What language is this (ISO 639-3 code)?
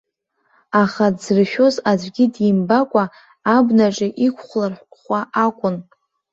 abk